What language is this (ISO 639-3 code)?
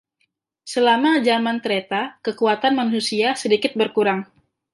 ind